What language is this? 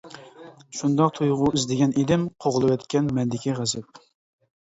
Uyghur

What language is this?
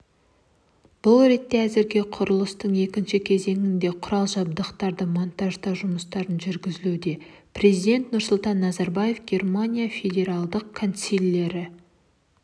Kazakh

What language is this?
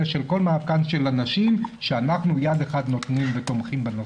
Hebrew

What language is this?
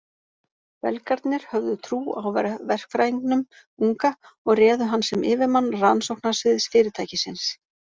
Icelandic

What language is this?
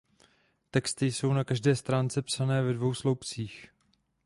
Czech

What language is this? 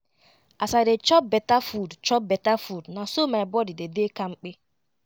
Nigerian Pidgin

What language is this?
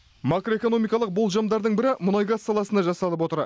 Kazakh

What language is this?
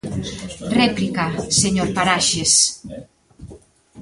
Galician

